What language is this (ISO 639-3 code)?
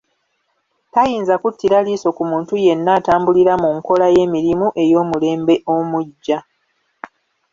lug